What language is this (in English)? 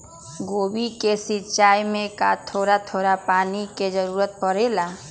Magahi